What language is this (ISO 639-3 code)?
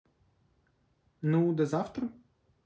rus